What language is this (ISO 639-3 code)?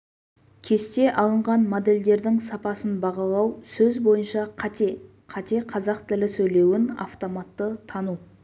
kaz